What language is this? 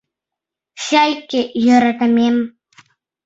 Mari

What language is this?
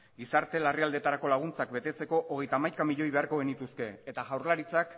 Basque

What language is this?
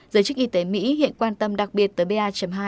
Vietnamese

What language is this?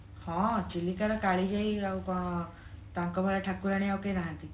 Odia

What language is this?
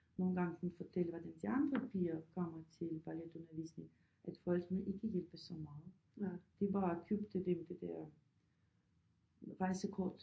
Danish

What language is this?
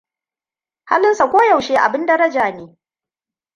Hausa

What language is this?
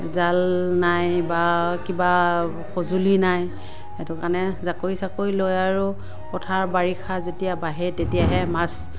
Assamese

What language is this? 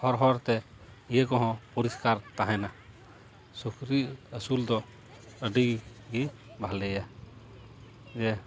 Santali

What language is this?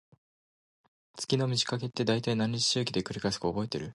Japanese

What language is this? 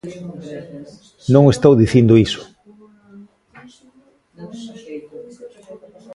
Galician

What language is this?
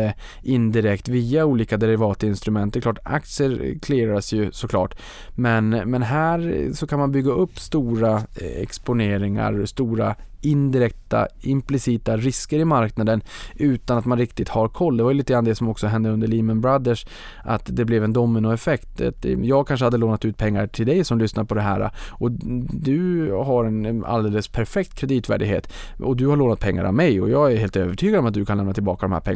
Swedish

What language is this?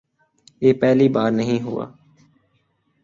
Urdu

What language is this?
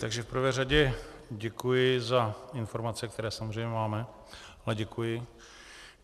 Czech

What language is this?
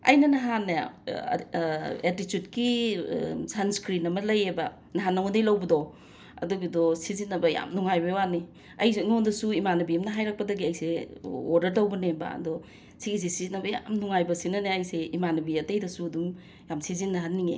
Manipuri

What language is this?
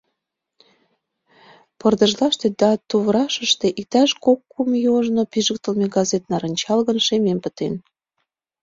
Mari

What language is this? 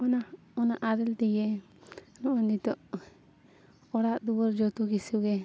Santali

